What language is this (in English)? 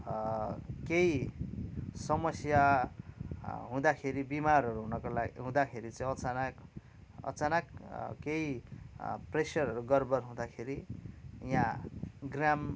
Nepali